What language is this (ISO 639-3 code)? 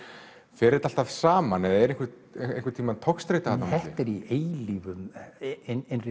isl